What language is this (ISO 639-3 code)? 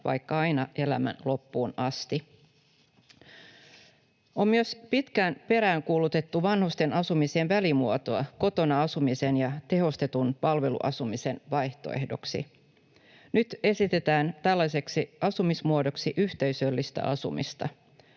fin